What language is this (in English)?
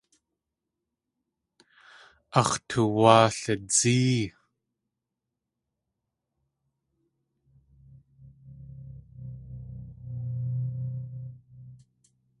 Tlingit